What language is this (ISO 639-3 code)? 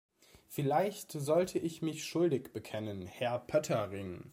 deu